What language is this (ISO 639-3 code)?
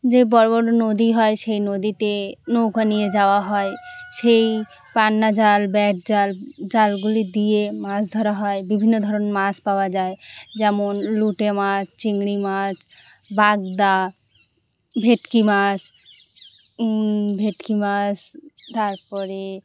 ben